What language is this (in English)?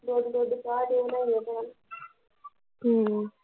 Punjabi